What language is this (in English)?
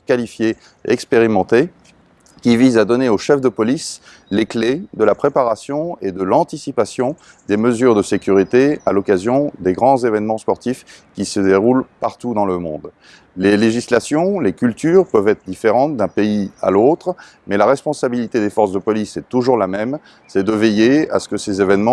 French